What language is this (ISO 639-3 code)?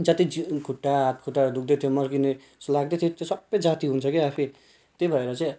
nep